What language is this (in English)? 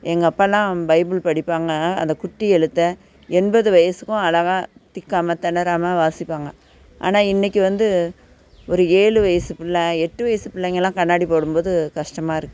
Tamil